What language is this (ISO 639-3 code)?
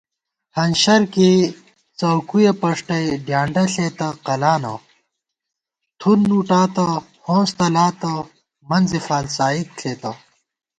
gwt